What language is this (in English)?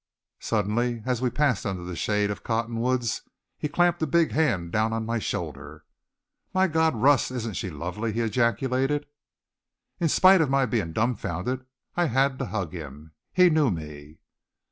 English